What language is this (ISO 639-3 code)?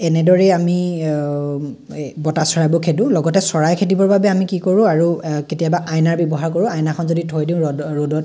asm